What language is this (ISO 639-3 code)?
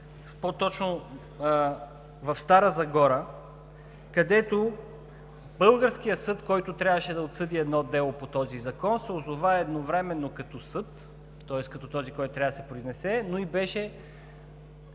bul